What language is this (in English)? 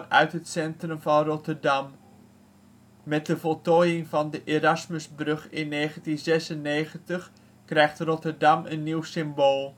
Dutch